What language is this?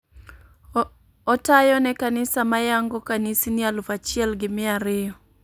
Luo (Kenya and Tanzania)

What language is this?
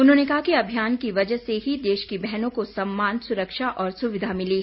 Hindi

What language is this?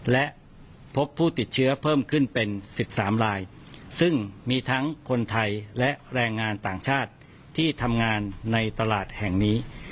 Thai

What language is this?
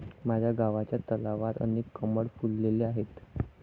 Marathi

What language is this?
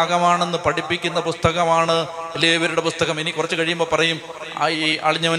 Malayalam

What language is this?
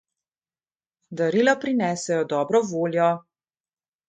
Slovenian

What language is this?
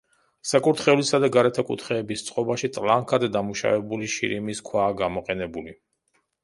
Georgian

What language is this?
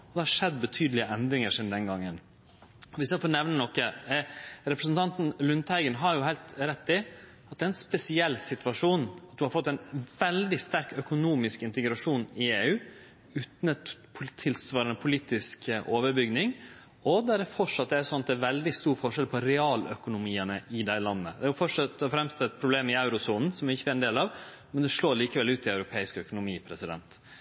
Norwegian Nynorsk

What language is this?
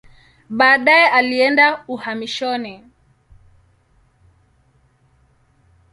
Swahili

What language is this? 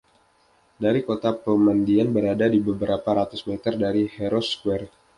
Indonesian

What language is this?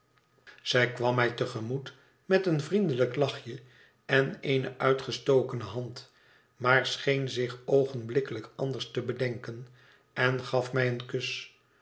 Dutch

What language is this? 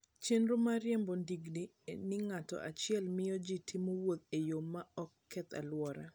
Luo (Kenya and Tanzania)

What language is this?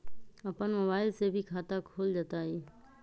Magahi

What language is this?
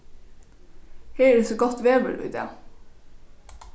Faroese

